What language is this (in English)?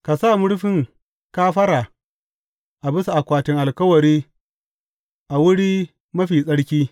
Hausa